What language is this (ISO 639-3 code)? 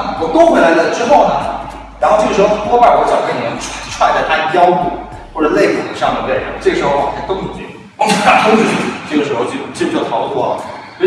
zho